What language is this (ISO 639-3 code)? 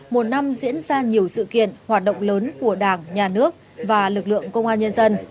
vie